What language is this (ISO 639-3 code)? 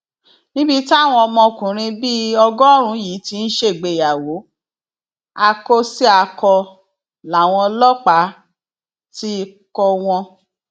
yor